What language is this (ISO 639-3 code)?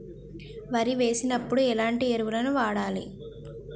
tel